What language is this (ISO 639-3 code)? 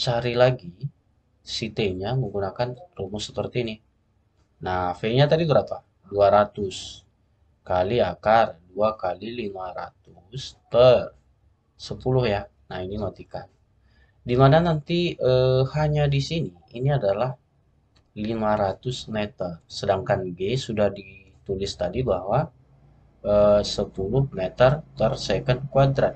ind